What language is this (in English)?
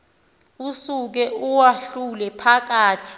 Xhosa